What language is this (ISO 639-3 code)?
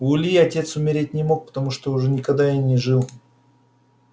rus